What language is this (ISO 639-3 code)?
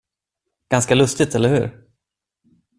swe